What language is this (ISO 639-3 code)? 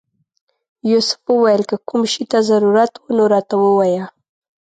pus